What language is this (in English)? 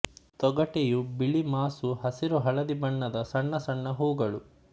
Kannada